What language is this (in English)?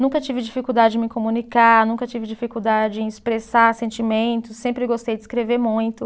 Portuguese